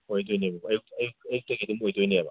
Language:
Manipuri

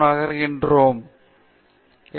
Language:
Tamil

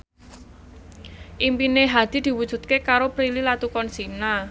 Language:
Javanese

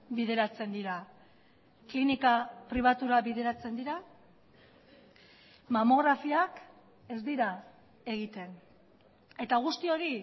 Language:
Basque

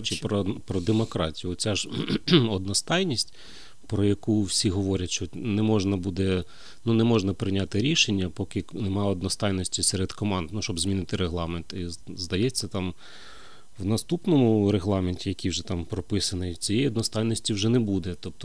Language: Ukrainian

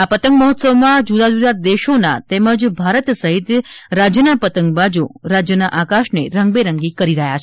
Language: Gujarati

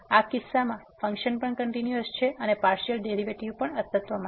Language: Gujarati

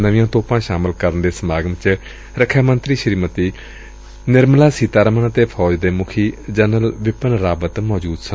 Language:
Punjabi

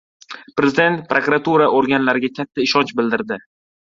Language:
Uzbek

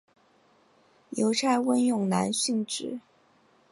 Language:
Chinese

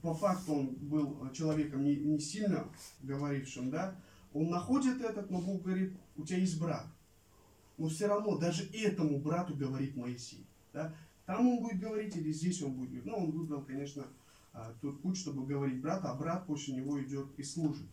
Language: Russian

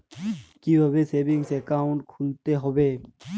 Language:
Bangla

